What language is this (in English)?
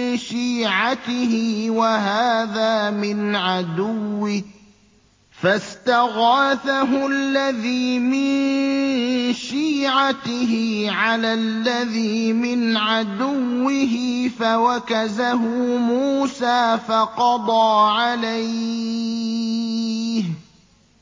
Arabic